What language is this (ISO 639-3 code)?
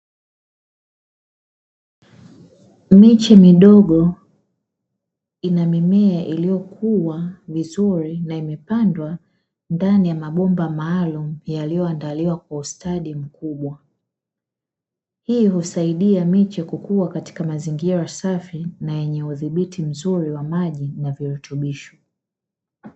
swa